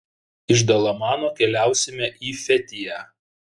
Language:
Lithuanian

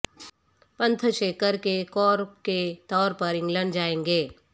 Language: Urdu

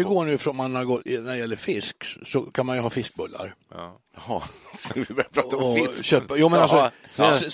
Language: Swedish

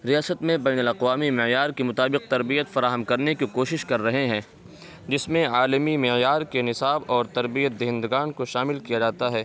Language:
Urdu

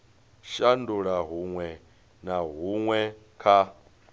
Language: Venda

